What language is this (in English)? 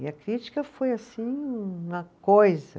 Portuguese